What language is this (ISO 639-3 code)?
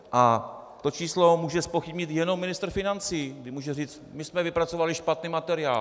ces